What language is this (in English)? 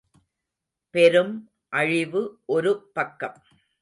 Tamil